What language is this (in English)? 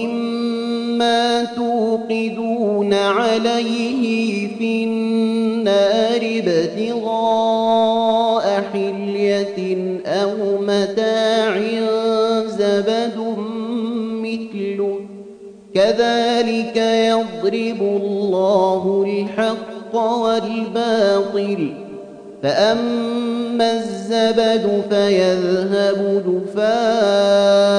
Arabic